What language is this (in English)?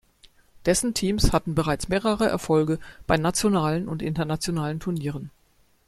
German